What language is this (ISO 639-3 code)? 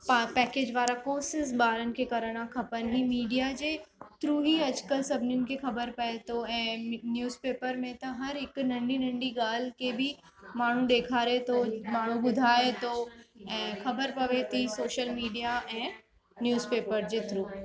snd